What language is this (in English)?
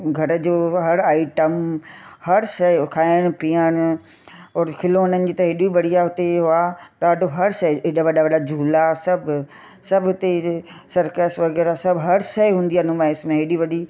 Sindhi